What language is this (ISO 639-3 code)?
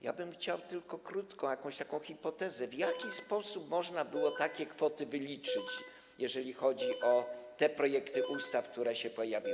pol